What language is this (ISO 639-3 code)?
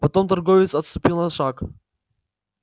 rus